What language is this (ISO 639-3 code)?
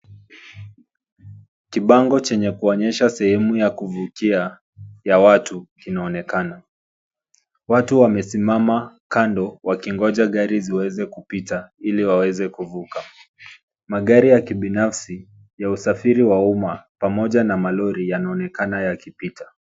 swa